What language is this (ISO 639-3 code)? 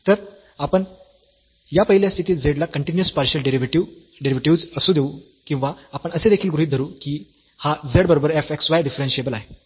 mar